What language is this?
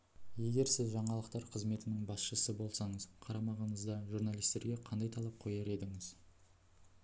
Kazakh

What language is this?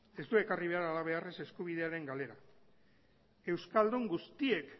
Basque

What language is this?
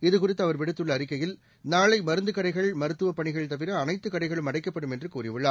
Tamil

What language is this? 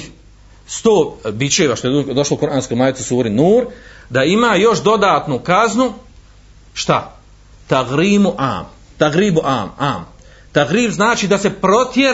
Croatian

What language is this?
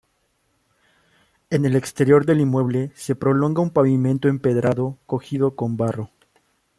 Spanish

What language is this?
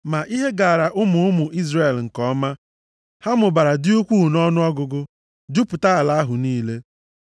Igbo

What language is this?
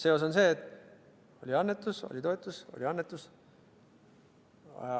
Estonian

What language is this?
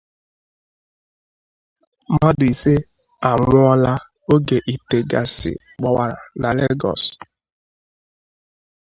Igbo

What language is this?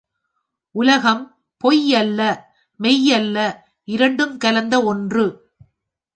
Tamil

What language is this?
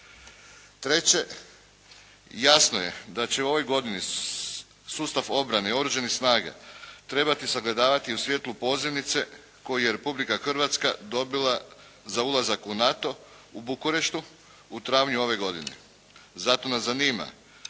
Croatian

